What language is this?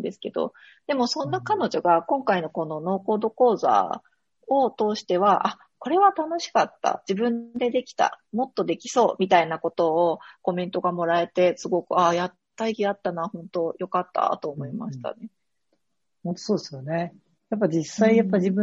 Japanese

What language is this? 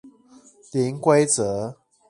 Chinese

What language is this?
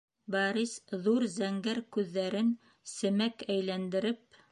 Bashkir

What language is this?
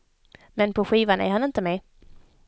Swedish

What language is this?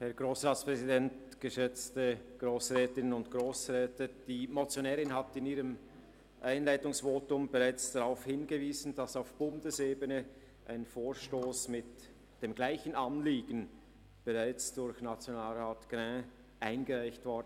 Swiss German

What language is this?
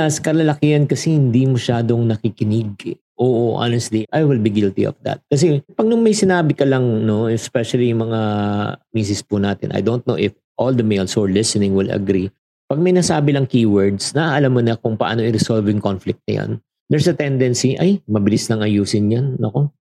Filipino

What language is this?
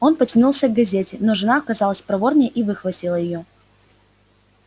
Russian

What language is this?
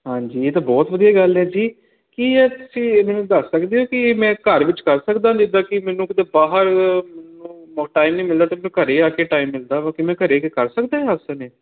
Punjabi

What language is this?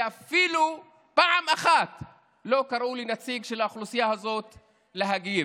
Hebrew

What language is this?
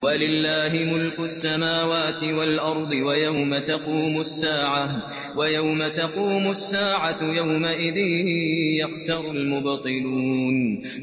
Arabic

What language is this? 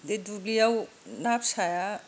Bodo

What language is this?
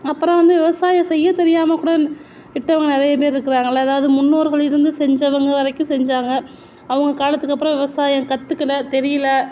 Tamil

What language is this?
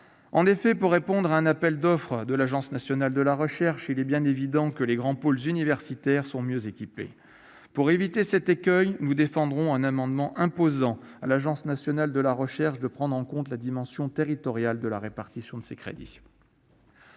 French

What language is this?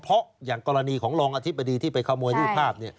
Thai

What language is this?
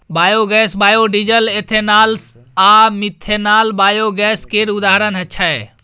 Maithili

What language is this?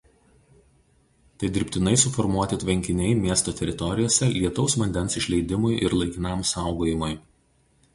Lithuanian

